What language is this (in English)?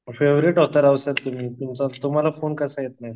Marathi